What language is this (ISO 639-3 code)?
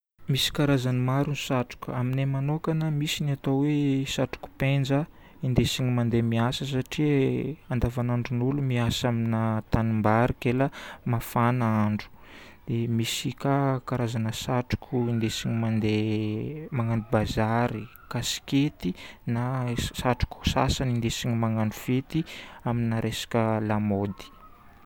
bmm